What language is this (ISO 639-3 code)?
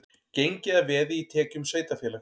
isl